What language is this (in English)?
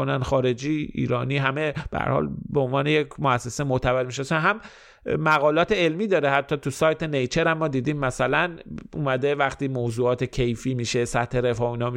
Persian